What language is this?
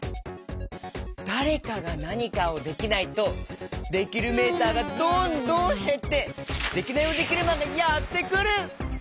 Japanese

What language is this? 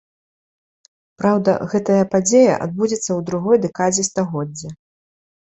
Belarusian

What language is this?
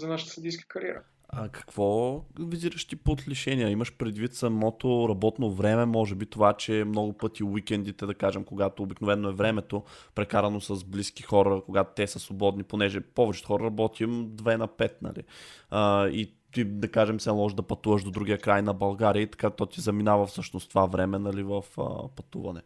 Bulgarian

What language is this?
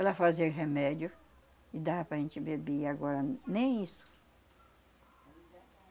Portuguese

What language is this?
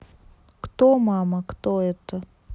Russian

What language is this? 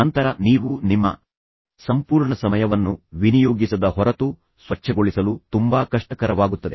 Kannada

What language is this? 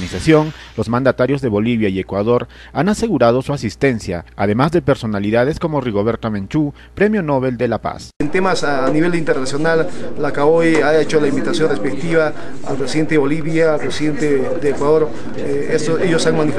Spanish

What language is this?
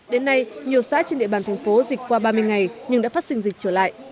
Vietnamese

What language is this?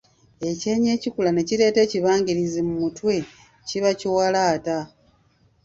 Ganda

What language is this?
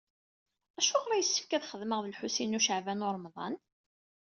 Kabyle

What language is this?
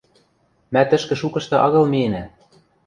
Western Mari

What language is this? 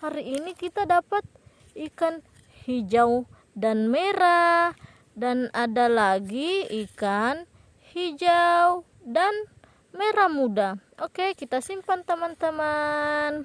Indonesian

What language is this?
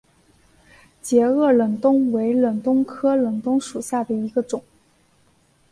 Chinese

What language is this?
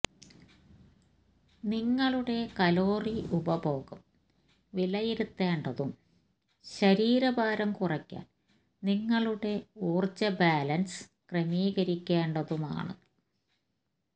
Malayalam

